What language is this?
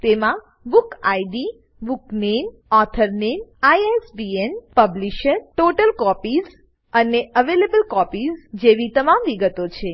Gujarati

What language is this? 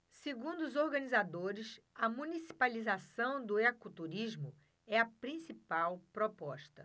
Portuguese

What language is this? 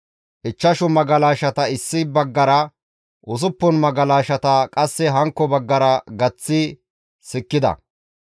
Gamo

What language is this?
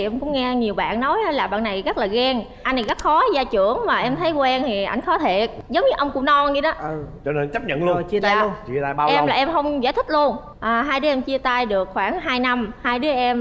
Vietnamese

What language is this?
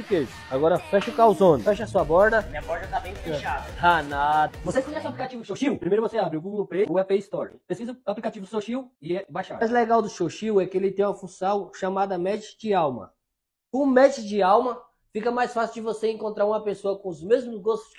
Portuguese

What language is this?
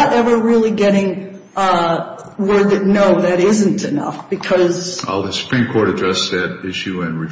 English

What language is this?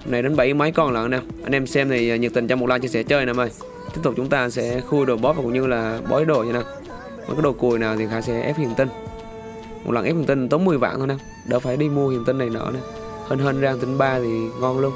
Vietnamese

